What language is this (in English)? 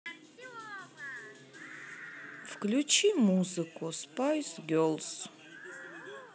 Russian